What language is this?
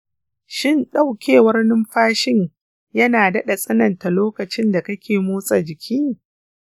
Hausa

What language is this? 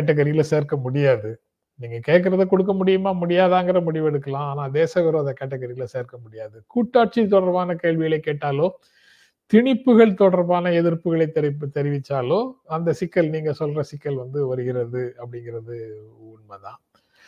Tamil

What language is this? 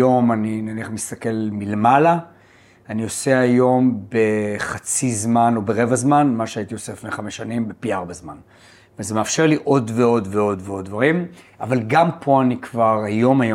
Hebrew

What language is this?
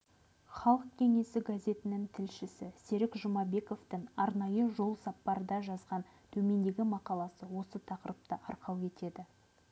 Kazakh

